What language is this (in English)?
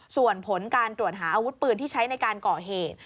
Thai